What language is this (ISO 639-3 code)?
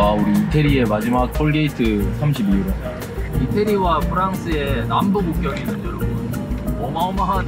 kor